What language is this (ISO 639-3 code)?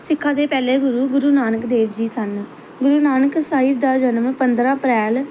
pan